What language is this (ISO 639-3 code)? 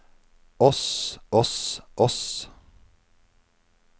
nor